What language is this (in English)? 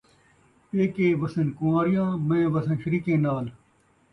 Saraiki